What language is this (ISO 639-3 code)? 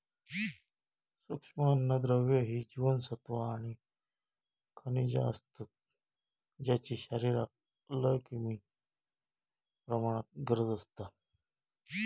mar